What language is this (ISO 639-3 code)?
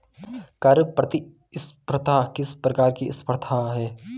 hin